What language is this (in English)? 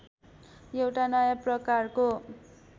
Nepali